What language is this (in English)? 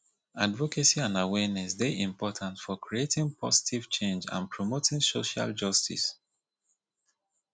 Nigerian Pidgin